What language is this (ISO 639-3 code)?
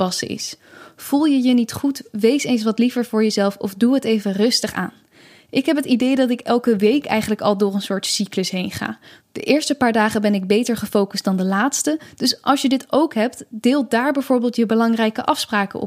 nld